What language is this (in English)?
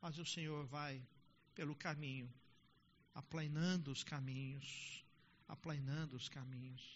Portuguese